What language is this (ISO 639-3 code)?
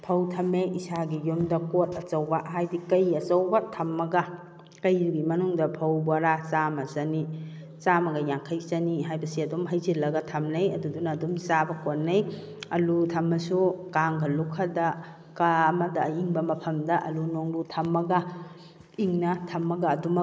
mni